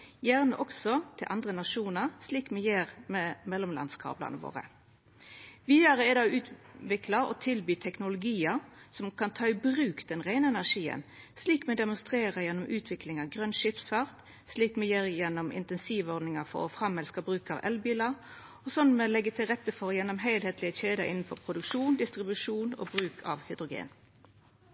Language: Norwegian Nynorsk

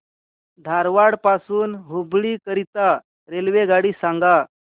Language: Marathi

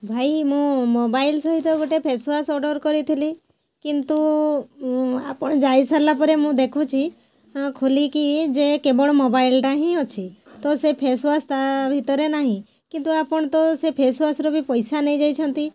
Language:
Odia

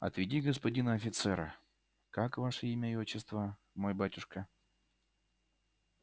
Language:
Russian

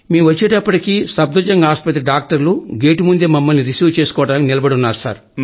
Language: Telugu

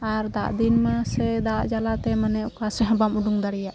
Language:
Santali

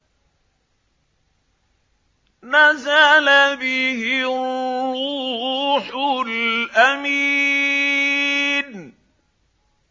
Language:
Arabic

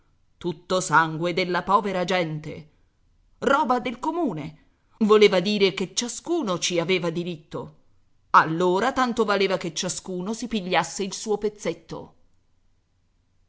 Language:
Italian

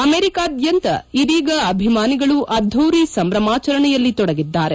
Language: Kannada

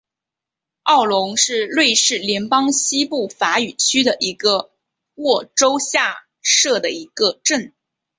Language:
Chinese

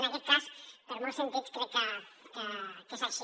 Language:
Catalan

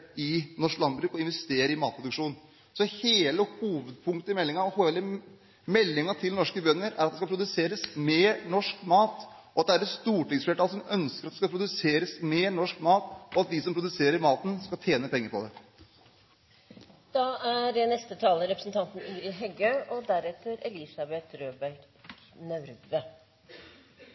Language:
Norwegian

